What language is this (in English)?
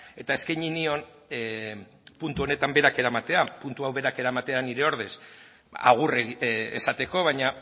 Basque